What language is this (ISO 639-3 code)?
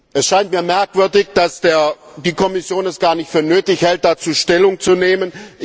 deu